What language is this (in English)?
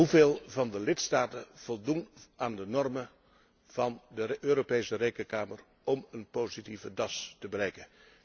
Dutch